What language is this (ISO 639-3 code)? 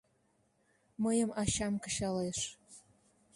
chm